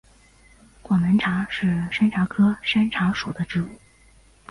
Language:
Chinese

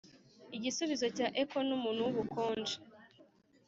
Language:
Kinyarwanda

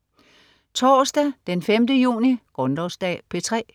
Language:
Danish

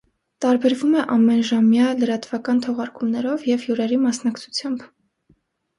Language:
Armenian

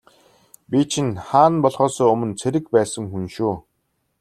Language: Mongolian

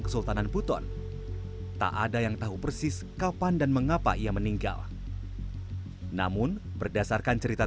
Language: Indonesian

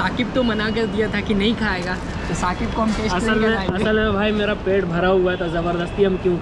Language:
Hindi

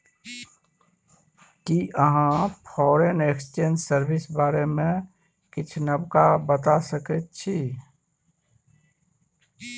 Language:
Maithili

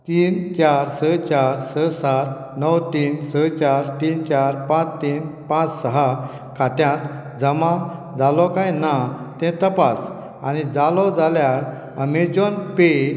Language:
Konkani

